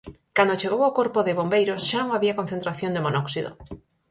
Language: Galician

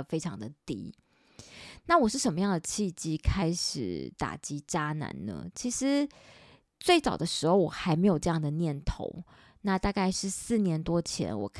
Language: Chinese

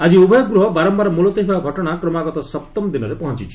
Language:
Odia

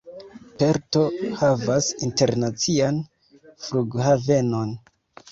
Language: Esperanto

